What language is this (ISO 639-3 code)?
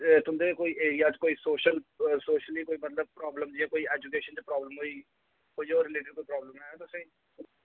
doi